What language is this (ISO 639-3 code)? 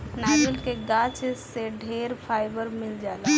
bho